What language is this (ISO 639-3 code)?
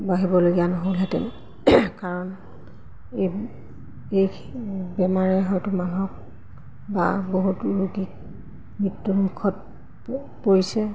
asm